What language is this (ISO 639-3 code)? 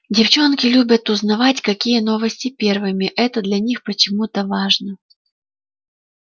rus